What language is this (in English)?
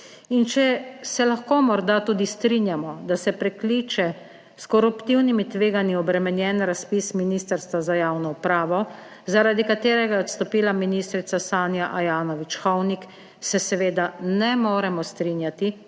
Slovenian